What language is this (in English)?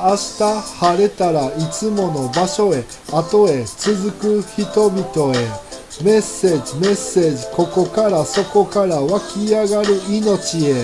Japanese